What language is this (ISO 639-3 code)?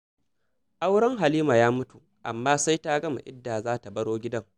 hau